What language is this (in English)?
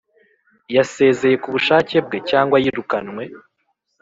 Kinyarwanda